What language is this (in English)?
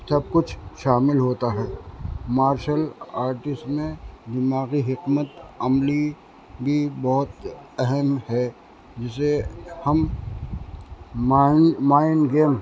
Urdu